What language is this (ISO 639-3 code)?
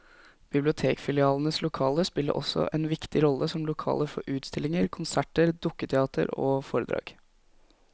nor